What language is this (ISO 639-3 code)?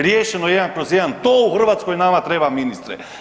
hrv